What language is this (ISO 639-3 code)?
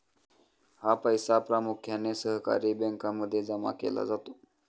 mar